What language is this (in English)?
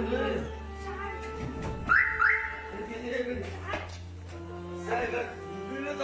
Arabic